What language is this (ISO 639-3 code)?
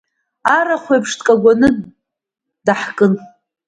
abk